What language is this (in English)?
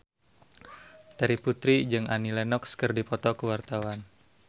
Sundanese